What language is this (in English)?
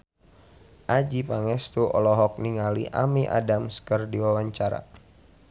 Sundanese